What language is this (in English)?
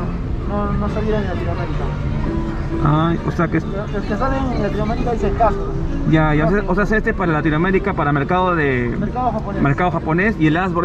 Spanish